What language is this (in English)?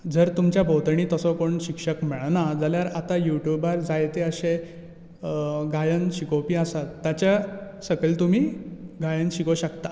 Konkani